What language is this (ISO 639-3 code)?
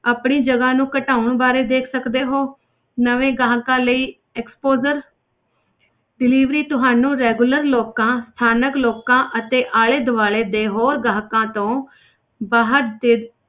pan